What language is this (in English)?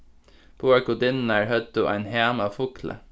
Faroese